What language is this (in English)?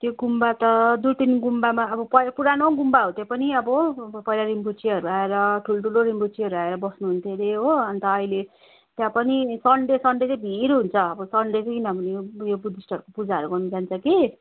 Nepali